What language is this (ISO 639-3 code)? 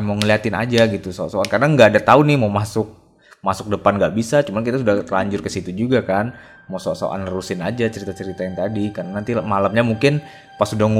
ind